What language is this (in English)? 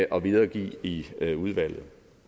Danish